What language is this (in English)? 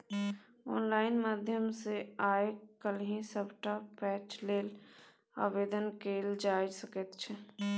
Maithili